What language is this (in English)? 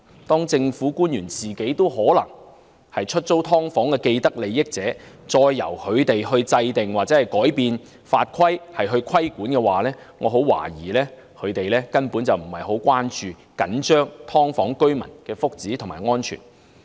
Cantonese